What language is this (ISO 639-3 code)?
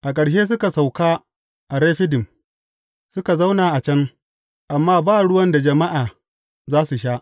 hau